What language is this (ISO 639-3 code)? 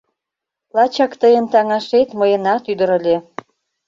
chm